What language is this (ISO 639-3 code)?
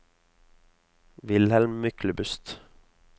nor